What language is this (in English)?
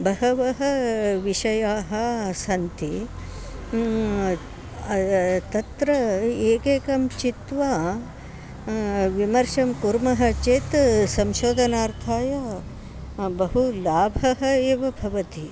Sanskrit